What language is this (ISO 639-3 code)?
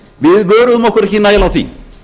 isl